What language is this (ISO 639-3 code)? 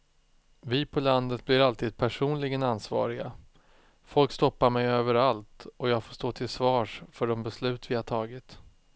swe